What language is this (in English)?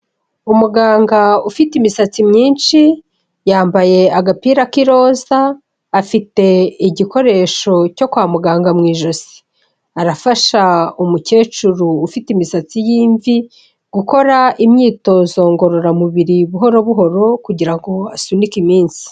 Kinyarwanda